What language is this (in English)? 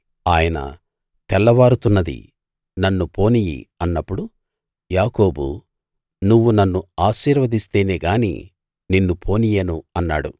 Telugu